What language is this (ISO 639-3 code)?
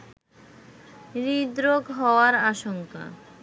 ben